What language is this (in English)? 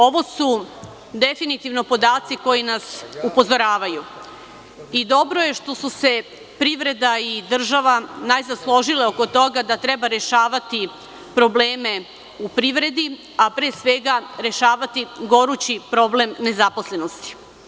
Serbian